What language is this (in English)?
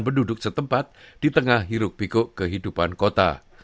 Indonesian